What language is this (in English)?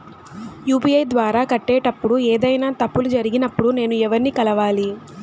Telugu